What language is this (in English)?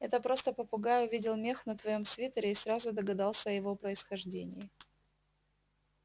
Russian